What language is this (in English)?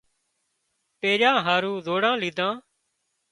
Wadiyara Koli